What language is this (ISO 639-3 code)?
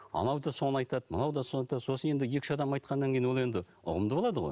kaz